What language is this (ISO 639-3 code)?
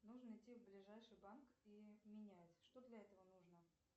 rus